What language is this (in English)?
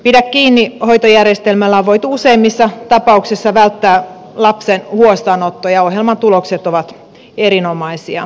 Finnish